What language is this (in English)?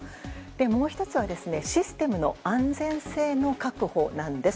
Japanese